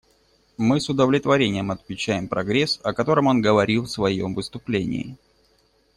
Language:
Russian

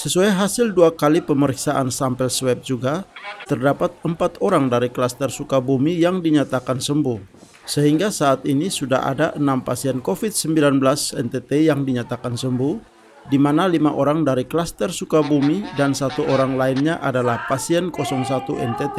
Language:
Indonesian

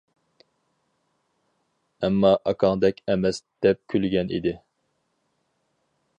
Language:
Uyghur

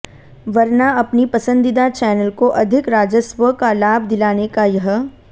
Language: Hindi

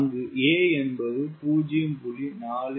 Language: Tamil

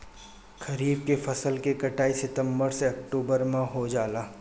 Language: Bhojpuri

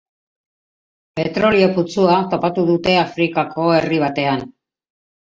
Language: Basque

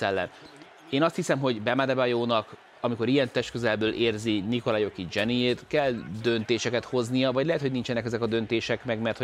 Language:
Hungarian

